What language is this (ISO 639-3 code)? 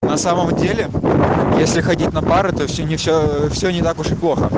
rus